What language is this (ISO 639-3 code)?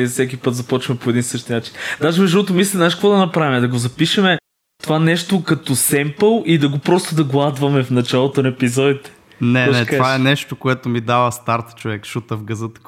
bul